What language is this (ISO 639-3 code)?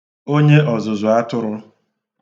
ibo